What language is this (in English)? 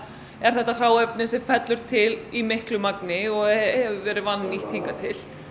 Icelandic